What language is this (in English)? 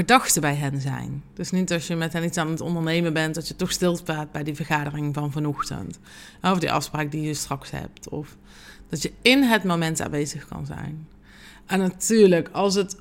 Dutch